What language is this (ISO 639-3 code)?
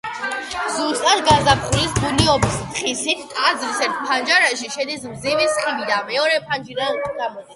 kat